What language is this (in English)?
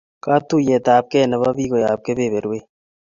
Kalenjin